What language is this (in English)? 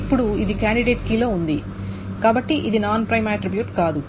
Telugu